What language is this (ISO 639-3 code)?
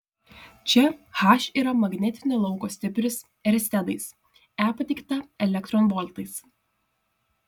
lit